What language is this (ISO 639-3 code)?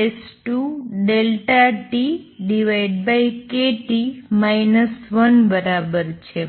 guj